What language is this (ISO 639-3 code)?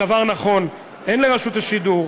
heb